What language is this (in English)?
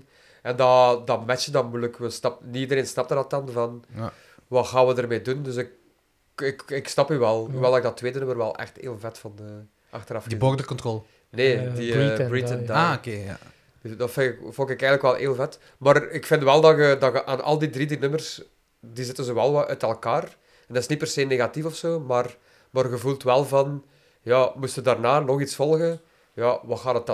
Dutch